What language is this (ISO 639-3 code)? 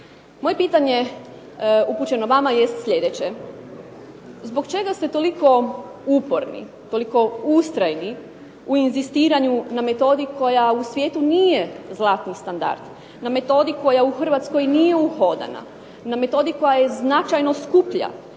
hrv